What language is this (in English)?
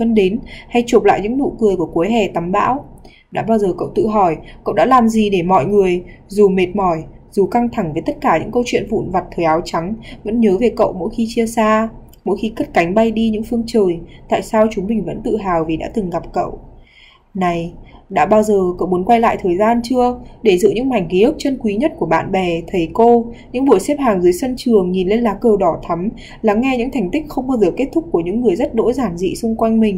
Vietnamese